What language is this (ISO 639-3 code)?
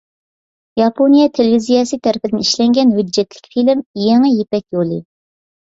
uig